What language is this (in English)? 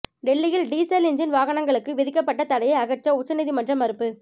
Tamil